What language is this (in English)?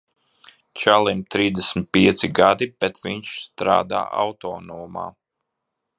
Latvian